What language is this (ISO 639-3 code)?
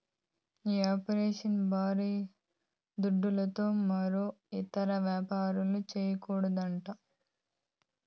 tel